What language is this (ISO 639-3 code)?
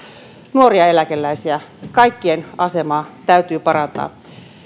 fin